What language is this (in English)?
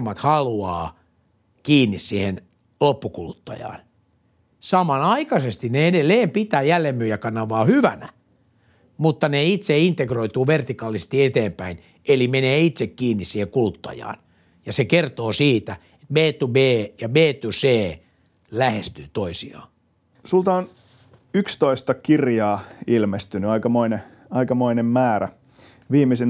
Finnish